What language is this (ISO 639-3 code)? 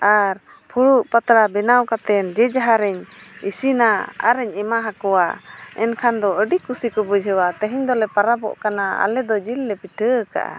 sat